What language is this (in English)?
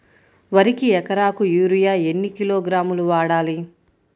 Telugu